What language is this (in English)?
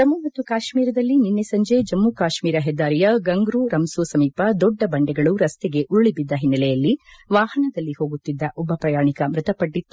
Kannada